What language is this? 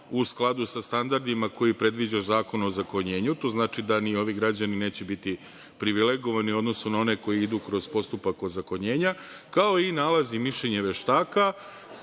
Serbian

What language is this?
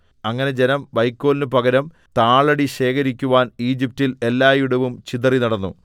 Malayalam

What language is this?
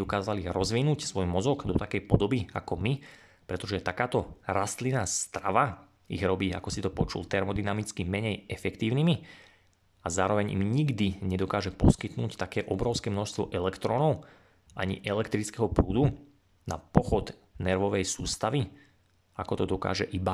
Slovak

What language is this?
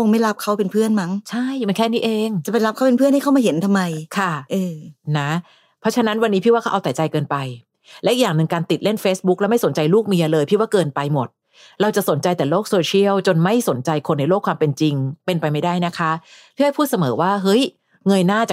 Thai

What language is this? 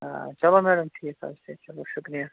Kashmiri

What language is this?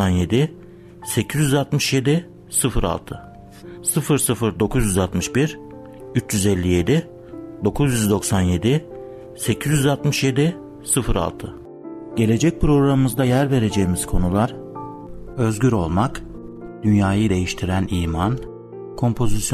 Turkish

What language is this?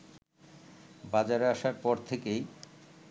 Bangla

